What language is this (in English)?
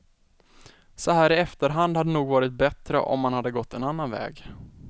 Swedish